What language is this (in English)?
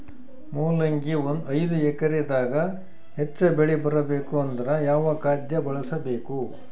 Kannada